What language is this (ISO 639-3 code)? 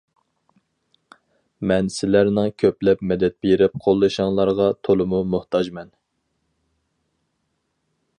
uig